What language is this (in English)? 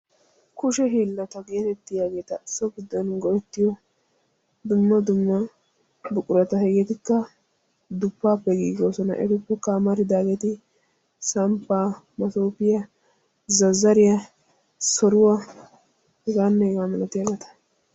Wolaytta